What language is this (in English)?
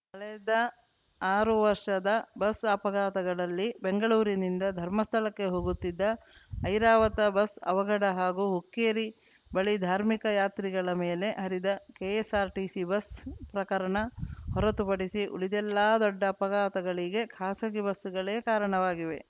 Kannada